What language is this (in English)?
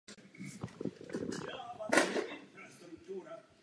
Czech